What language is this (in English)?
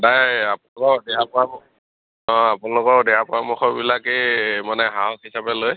Assamese